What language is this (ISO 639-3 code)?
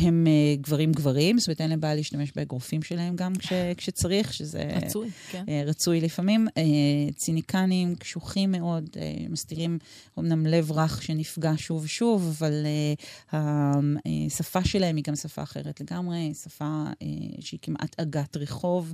heb